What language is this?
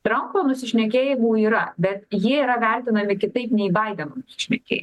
Lithuanian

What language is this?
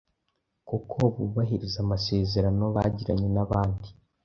Kinyarwanda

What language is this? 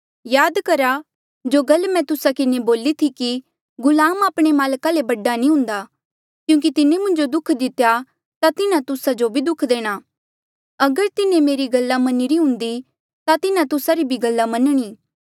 Mandeali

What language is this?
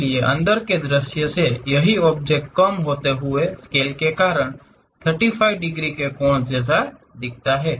Hindi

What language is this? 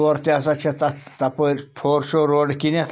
Kashmiri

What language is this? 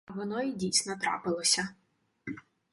Ukrainian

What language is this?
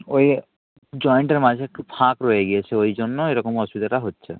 Bangla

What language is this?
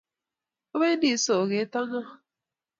Kalenjin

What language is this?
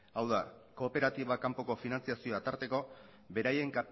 Basque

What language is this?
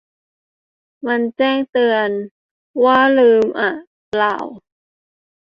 Thai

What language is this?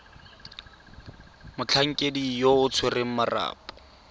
Tswana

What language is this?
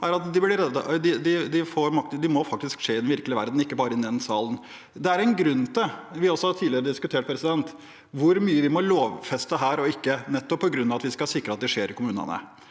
Norwegian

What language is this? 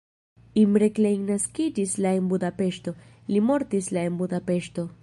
Esperanto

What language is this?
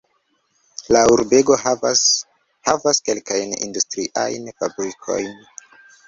Esperanto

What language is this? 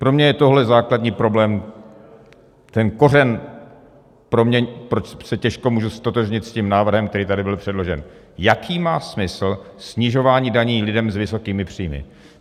Czech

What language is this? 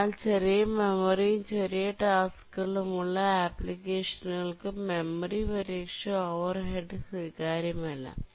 Malayalam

